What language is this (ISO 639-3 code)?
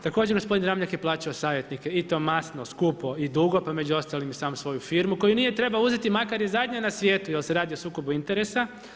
hrv